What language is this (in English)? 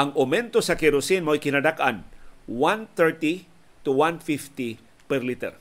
Filipino